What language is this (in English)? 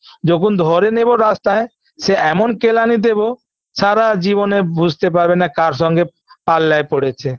Bangla